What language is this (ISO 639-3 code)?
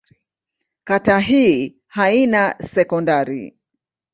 swa